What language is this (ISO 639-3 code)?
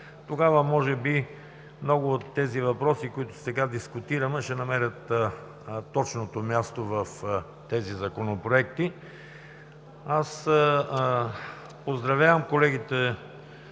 bul